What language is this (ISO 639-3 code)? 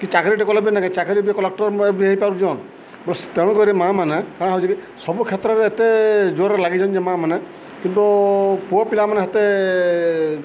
ori